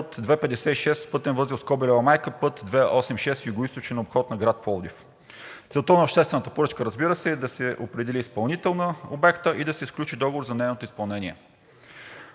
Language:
Bulgarian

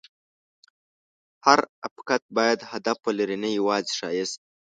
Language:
Pashto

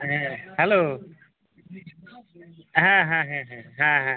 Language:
Bangla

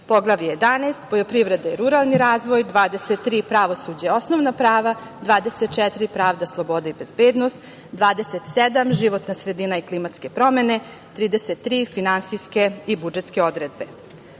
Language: Serbian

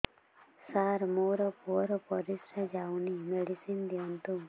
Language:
Odia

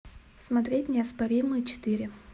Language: Russian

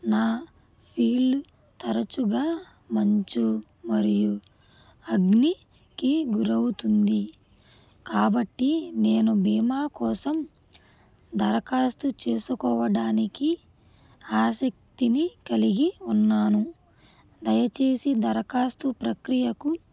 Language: Telugu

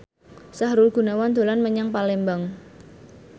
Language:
Javanese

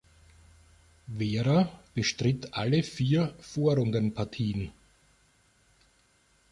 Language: German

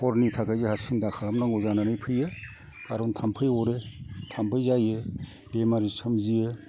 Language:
Bodo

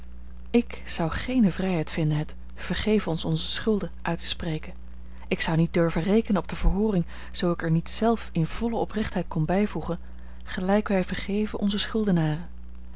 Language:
Dutch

